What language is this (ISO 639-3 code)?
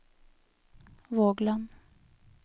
nor